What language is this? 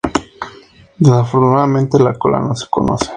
Spanish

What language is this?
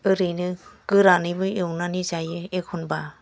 Bodo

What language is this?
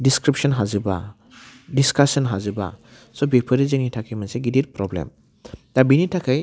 Bodo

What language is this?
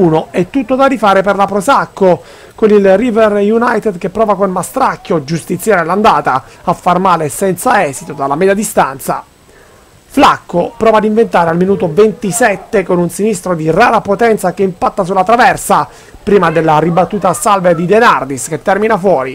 Italian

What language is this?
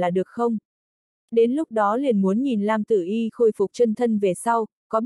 Vietnamese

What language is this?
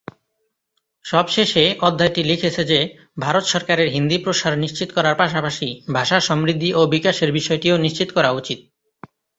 Bangla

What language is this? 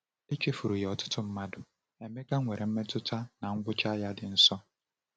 Igbo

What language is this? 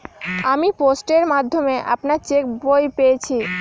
Bangla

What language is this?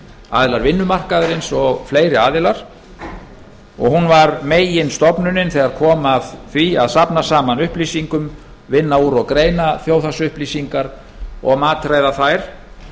Icelandic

